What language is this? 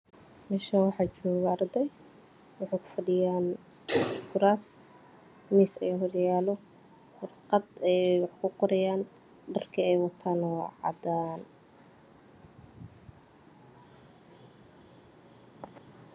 Somali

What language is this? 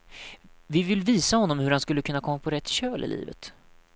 Swedish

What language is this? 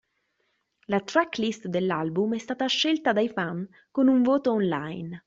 Italian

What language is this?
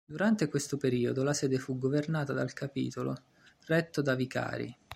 Italian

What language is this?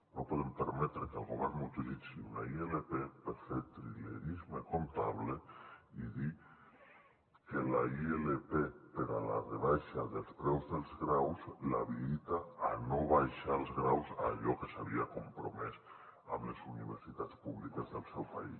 Catalan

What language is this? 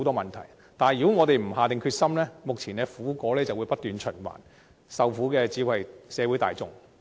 Cantonese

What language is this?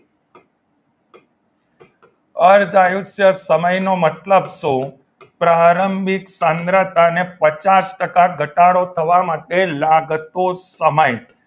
Gujarati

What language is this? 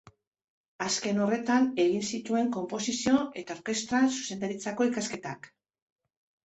Basque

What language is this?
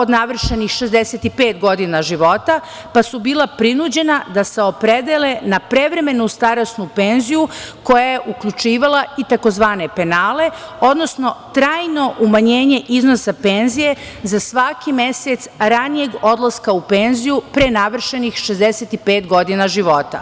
Serbian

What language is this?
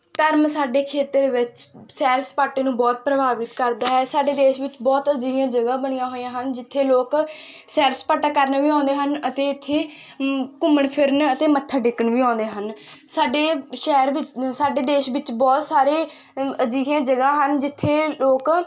Punjabi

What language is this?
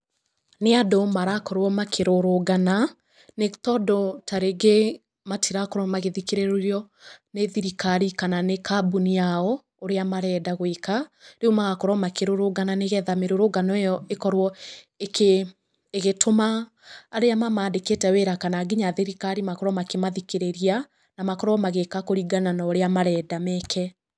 Kikuyu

